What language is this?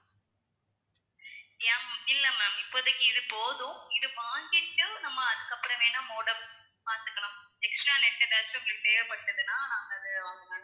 Tamil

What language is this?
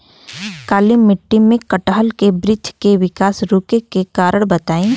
Bhojpuri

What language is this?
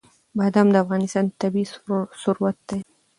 Pashto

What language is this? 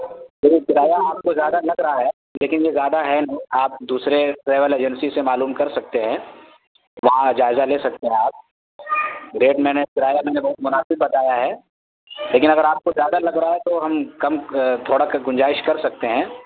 Urdu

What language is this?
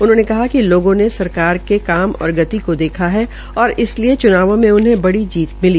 Hindi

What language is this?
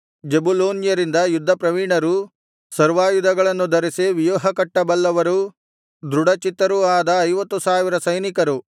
Kannada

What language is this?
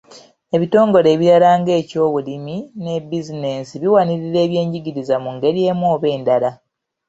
Ganda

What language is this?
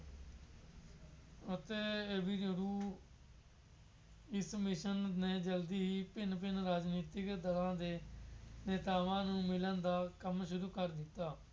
Punjabi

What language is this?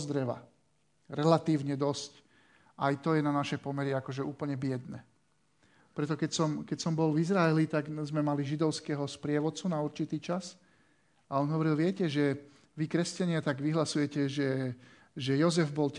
Slovak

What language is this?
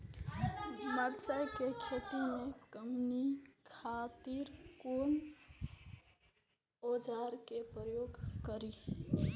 Maithili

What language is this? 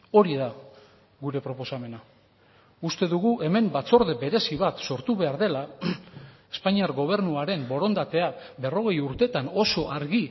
Basque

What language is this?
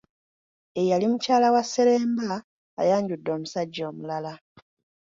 Ganda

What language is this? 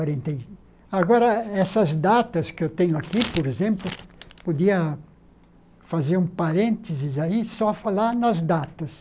Portuguese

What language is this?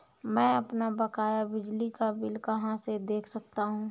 Hindi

